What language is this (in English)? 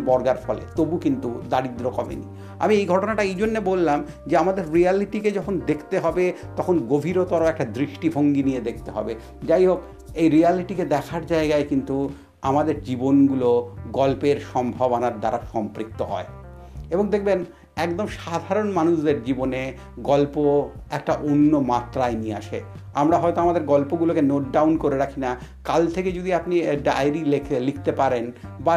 Bangla